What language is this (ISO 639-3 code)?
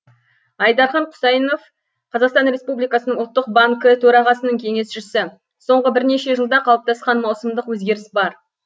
kaz